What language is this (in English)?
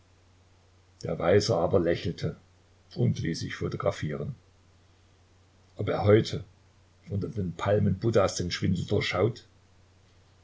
German